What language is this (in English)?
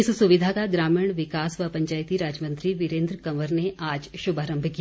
Hindi